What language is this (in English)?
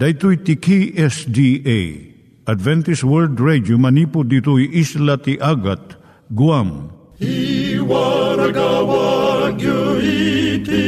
Filipino